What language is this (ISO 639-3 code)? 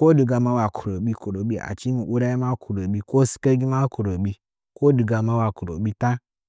nja